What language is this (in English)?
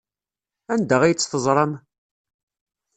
Kabyle